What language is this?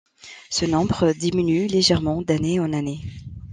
French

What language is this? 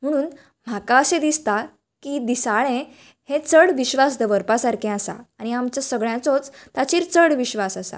Konkani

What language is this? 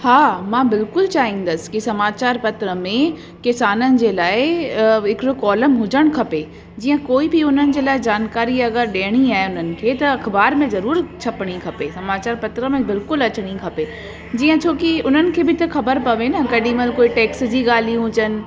Sindhi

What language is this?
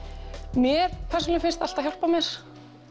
Icelandic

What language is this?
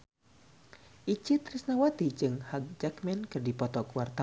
Sundanese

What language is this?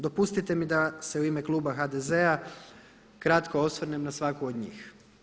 Croatian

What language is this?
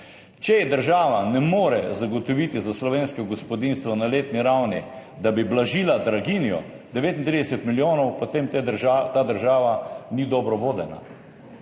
Slovenian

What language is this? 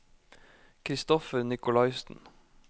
Norwegian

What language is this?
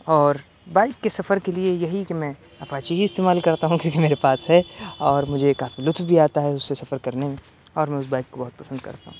Urdu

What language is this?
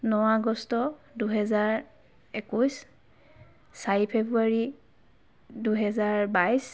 Assamese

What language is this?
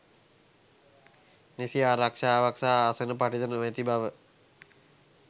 Sinhala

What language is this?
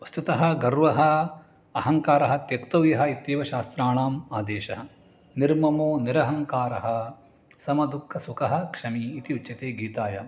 Sanskrit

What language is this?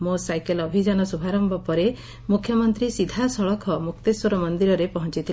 Odia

